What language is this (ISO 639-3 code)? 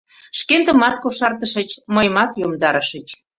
chm